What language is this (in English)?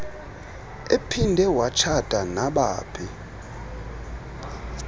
Xhosa